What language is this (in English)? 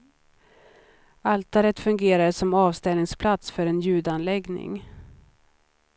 Swedish